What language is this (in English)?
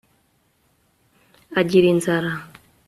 Kinyarwanda